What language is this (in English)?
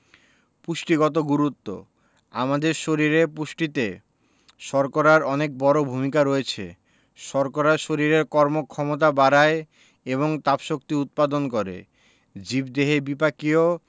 Bangla